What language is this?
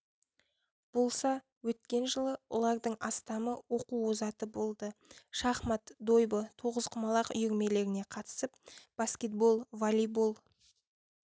Kazakh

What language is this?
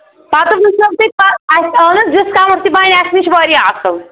Kashmiri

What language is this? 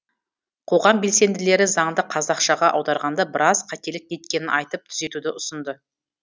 Kazakh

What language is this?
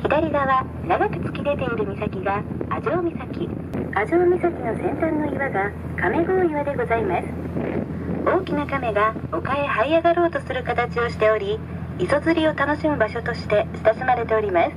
Japanese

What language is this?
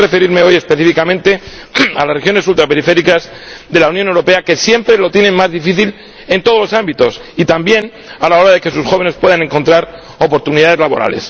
Spanish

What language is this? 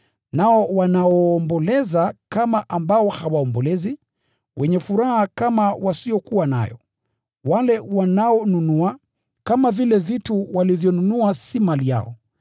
Swahili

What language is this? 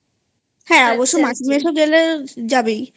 Bangla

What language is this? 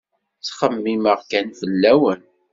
Kabyle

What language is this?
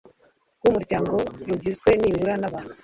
Kinyarwanda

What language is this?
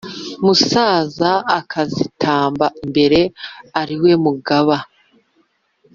Kinyarwanda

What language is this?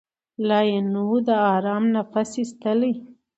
Pashto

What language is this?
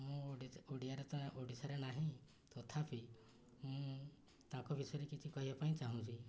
Odia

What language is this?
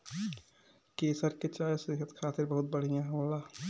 Bhojpuri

